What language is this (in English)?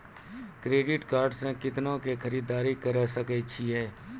Maithili